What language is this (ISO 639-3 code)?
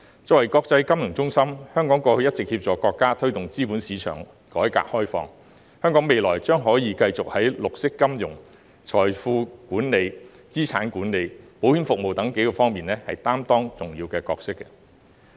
yue